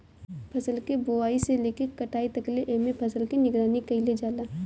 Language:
Bhojpuri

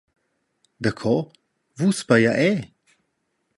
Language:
Romansh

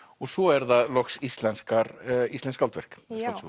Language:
Icelandic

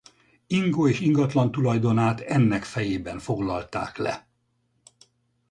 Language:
Hungarian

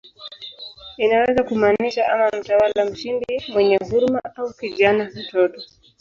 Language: Swahili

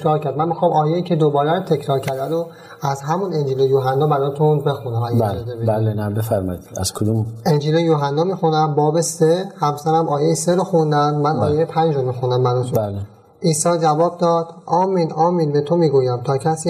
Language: Persian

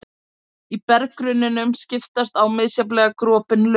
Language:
Icelandic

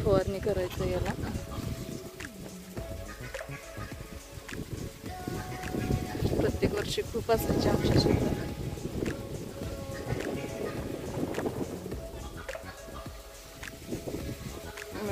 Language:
Arabic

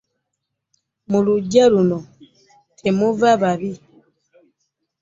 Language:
Ganda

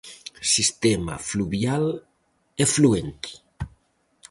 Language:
Galician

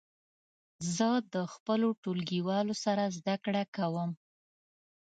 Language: Pashto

